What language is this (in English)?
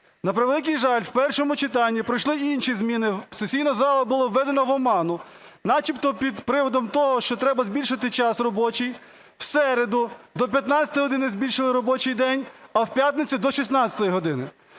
Ukrainian